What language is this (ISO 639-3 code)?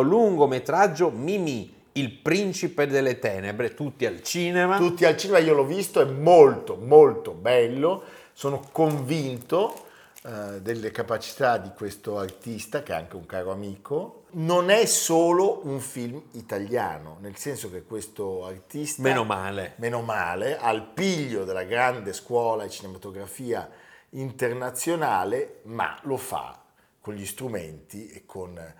ita